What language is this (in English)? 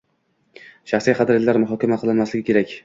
Uzbek